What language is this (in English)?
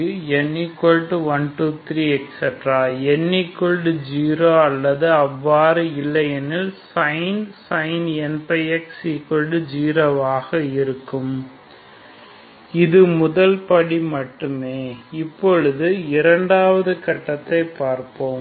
Tamil